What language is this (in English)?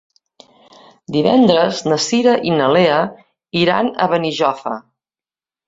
Catalan